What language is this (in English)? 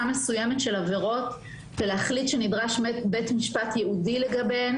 Hebrew